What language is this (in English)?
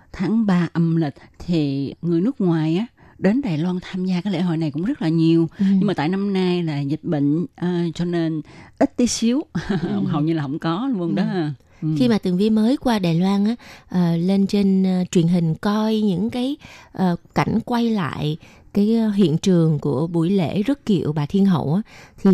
Vietnamese